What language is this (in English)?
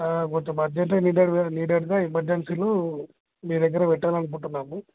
Telugu